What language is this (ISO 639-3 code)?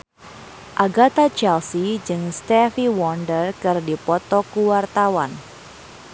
sun